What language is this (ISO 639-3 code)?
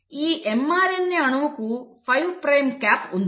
tel